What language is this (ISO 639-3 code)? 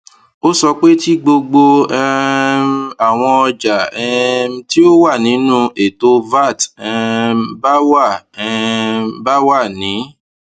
yor